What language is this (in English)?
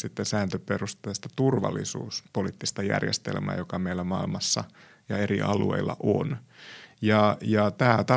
Finnish